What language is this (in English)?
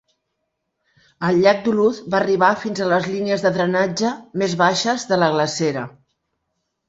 Catalan